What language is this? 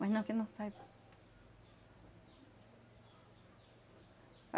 Portuguese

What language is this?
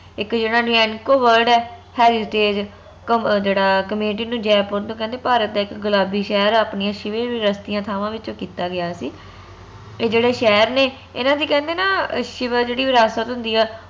Punjabi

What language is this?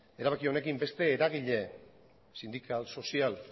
Basque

